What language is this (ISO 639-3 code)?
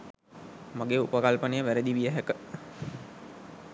sin